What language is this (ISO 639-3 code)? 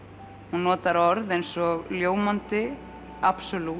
isl